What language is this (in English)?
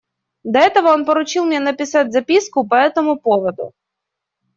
Russian